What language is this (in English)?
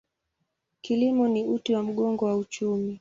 Swahili